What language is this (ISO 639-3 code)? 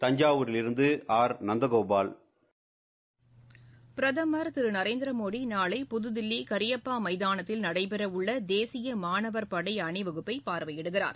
tam